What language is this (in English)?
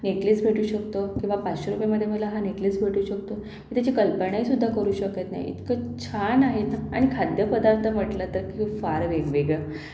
Marathi